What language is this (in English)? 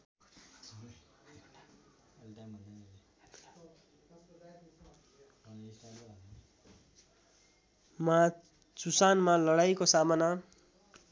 Nepali